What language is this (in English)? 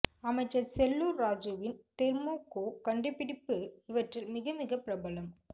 Tamil